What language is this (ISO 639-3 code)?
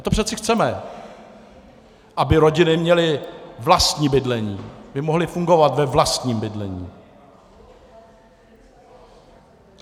ces